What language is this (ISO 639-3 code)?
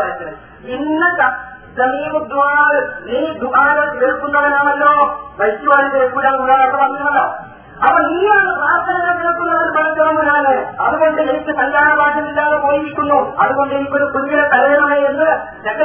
mal